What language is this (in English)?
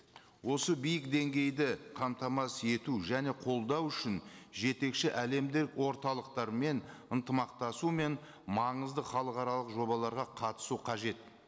Kazakh